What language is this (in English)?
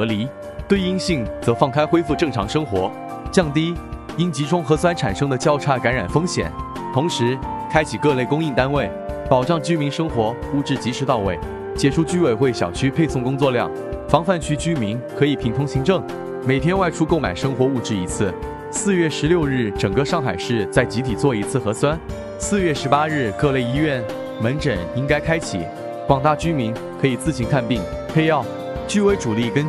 Chinese